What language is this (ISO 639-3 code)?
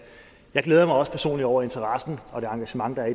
dan